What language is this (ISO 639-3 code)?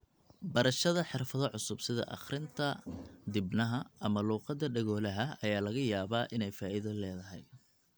som